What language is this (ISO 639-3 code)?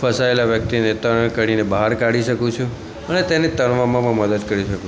guj